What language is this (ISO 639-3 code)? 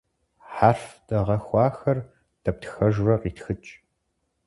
kbd